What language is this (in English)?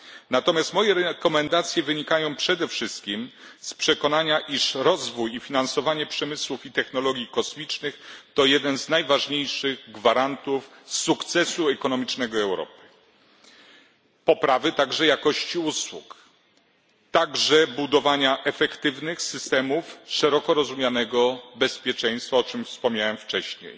Polish